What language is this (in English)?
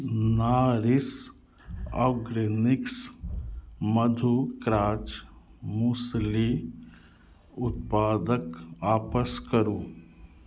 Maithili